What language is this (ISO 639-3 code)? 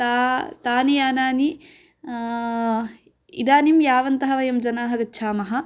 san